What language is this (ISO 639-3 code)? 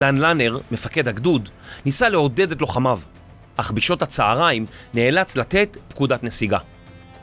heb